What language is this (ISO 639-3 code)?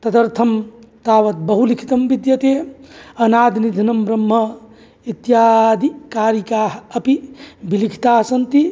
san